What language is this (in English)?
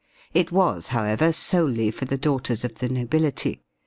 English